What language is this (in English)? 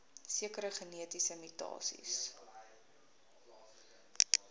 Afrikaans